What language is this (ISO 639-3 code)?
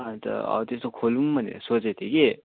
nep